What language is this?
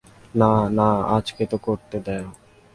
Bangla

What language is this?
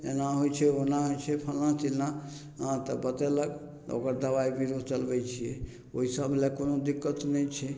Maithili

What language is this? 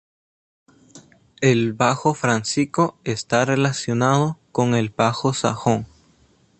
Spanish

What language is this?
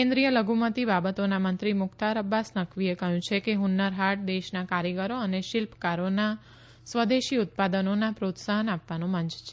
Gujarati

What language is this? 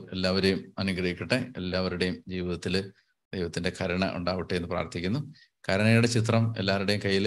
Malayalam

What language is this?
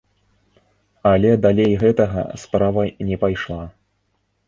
Belarusian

